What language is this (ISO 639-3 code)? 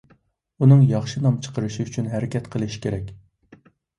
uig